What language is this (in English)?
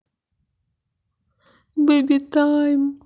Russian